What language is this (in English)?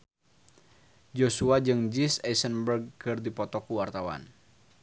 Sundanese